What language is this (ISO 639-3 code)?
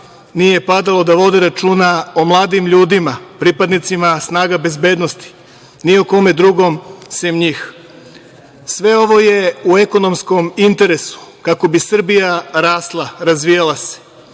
srp